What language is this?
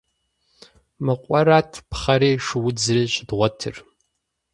Kabardian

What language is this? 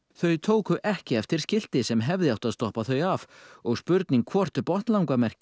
Icelandic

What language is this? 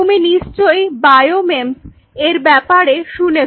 Bangla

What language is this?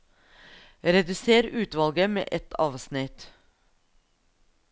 Norwegian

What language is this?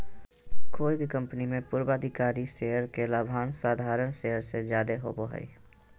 Magahi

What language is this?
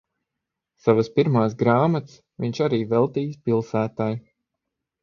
Latvian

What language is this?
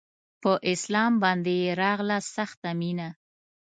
Pashto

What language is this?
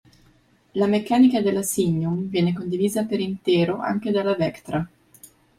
Italian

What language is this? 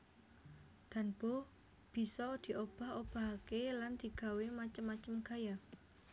Javanese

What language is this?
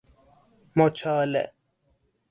Persian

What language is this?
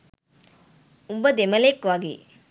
Sinhala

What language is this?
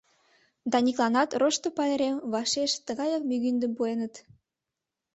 Mari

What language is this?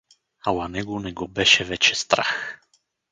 Bulgarian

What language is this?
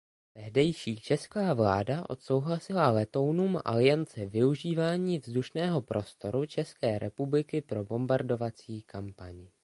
Czech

